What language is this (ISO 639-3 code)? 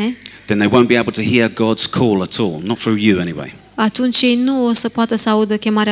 ron